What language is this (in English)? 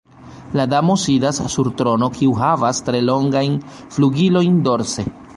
Esperanto